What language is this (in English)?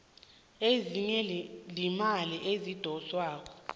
South Ndebele